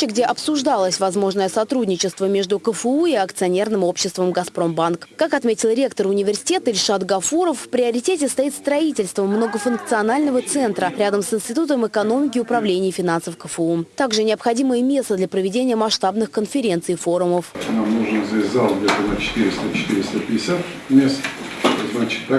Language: Russian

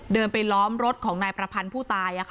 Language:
Thai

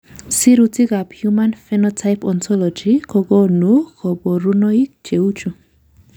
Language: Kalenjin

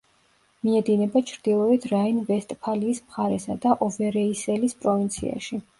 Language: Georgian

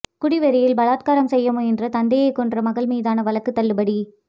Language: Tamil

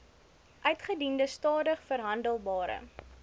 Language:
Afrikaans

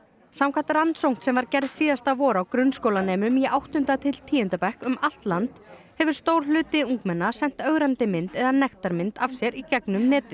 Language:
Icelandic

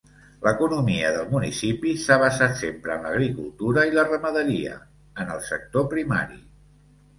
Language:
Catalan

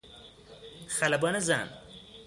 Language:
Persian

